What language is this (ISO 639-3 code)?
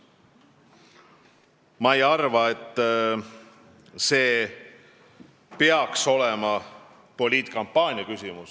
est